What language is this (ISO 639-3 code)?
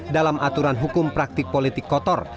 ind